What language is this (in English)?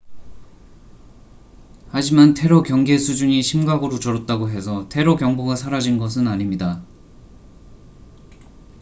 Korean